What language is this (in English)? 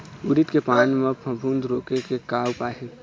Chhattisgarhi